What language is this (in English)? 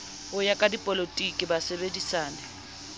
Southern Sotho